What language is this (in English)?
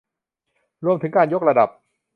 Thai